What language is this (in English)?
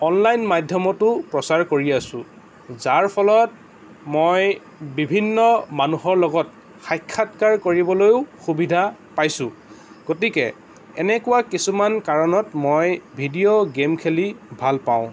Assamese